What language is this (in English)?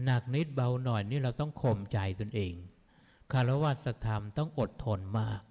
Thai